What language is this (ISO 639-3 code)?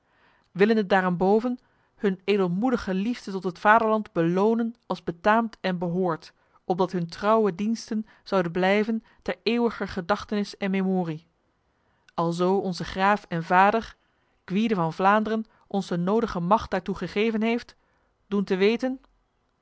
nld